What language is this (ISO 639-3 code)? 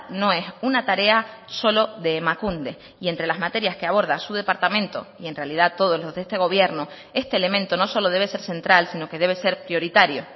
spa